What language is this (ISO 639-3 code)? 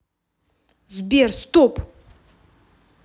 rus